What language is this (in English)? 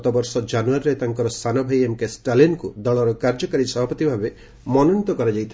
Odia